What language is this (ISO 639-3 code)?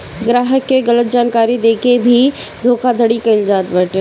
bho